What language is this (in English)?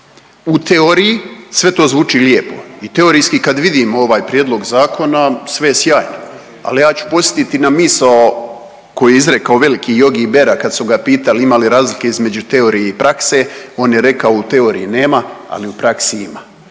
Croatian